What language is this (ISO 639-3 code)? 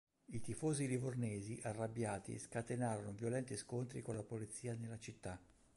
ita